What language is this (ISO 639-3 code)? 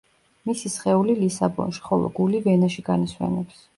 kat